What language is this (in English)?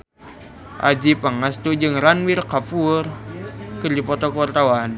Sundanese